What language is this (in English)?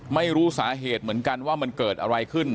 Thai